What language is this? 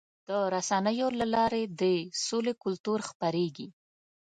Pashto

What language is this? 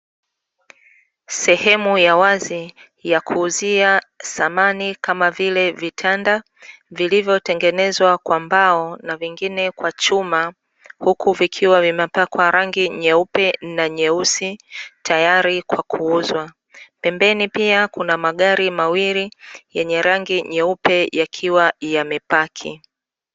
Swahili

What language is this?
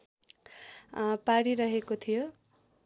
Nepali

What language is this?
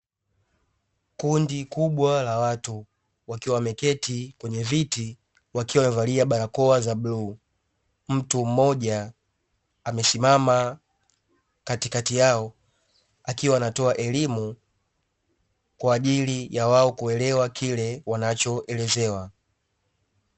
Swahili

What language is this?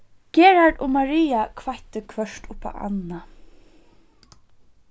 Faroese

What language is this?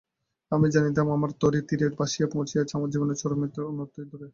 Bangla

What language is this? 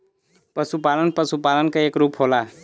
Bhojpuri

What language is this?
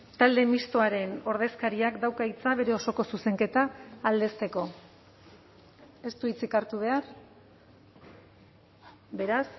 Basque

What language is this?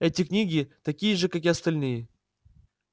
Russian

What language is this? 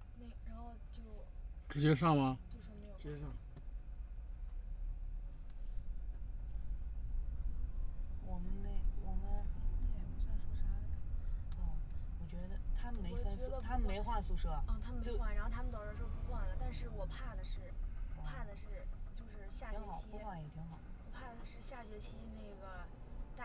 Chinese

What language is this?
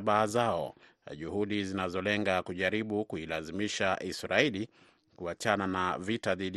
Swahili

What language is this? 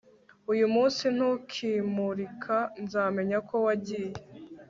Kinyarwanda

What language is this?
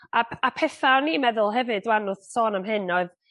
Welsh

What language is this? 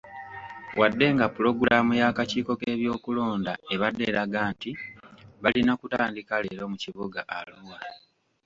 Ganda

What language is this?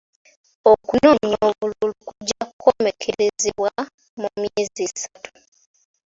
Ganda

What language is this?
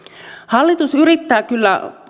Finnish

